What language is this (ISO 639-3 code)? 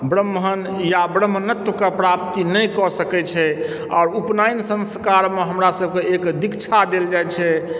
mai